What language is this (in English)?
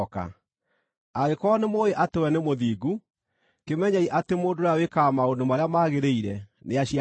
Kikuyu